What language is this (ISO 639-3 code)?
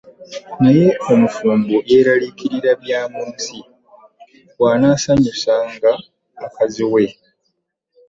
lug